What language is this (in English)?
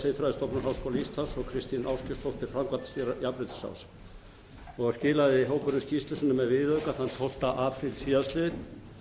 Icelandic